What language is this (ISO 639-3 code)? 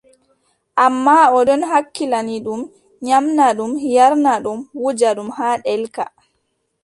fub